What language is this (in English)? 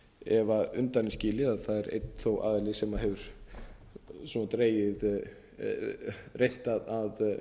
Icelandic